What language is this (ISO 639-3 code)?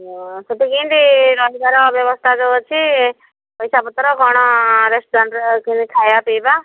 ori